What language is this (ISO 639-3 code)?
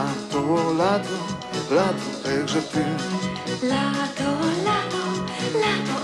pol